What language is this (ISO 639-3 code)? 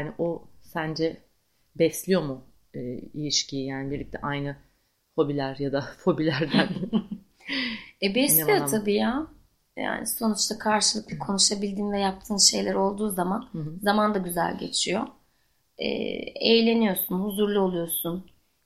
tur